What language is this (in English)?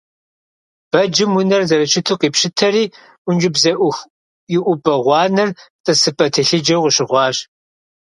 Kabardian